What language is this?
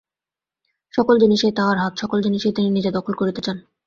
Bangla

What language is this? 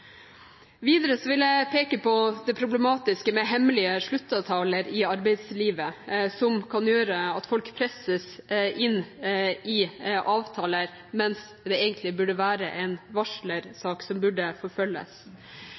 Norwegian Bokmål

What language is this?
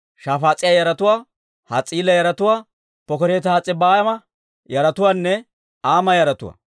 Dawro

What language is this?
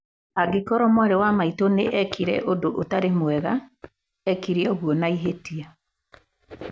Kikuyu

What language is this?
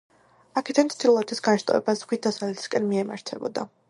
Georgian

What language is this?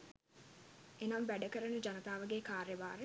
Sinhala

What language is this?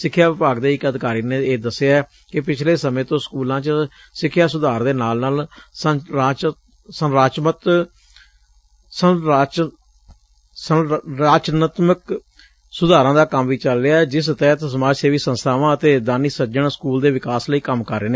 Punjabi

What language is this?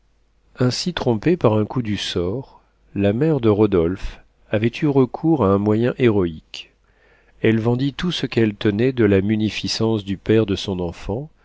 French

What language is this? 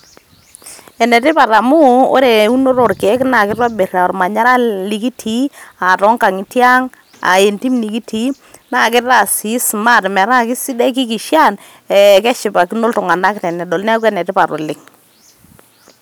Masai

